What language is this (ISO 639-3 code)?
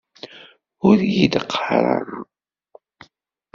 kab